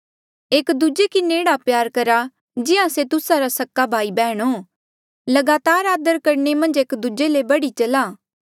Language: Mandeali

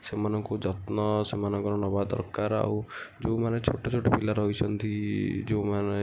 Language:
Odia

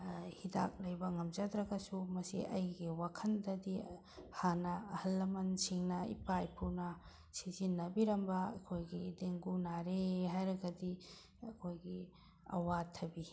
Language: Manipuri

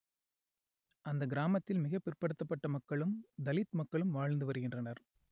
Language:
Tamil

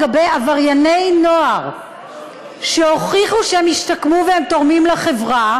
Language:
Hebrew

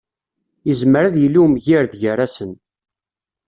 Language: Kabyle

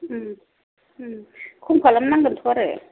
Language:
Bodo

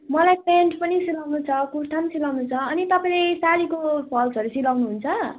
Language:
Nepali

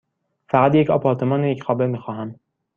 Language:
Persian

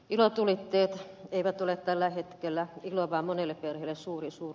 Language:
Finnish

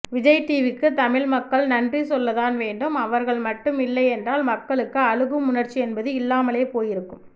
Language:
Tamil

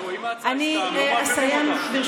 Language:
Hebrew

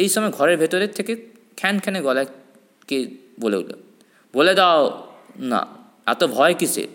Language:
Bangla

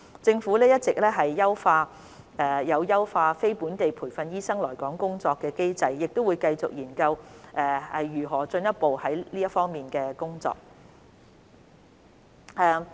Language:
Cantonese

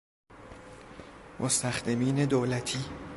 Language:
Persian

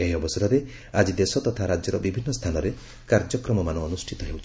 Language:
Odia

